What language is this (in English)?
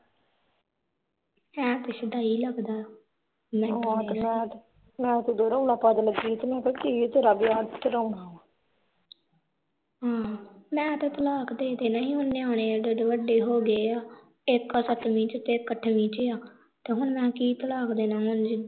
Punjabi